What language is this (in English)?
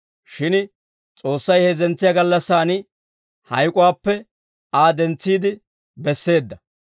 Dawro